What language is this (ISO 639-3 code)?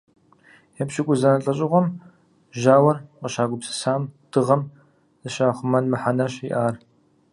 kbd